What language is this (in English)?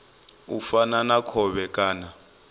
Venda